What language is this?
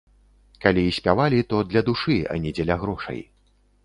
Belarusian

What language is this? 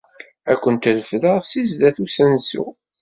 Kabyle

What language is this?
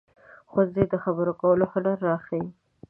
Pashto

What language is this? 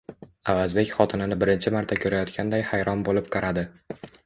Uzbek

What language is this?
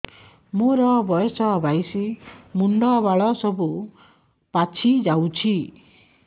Odia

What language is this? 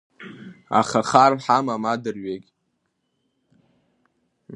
Abkhazian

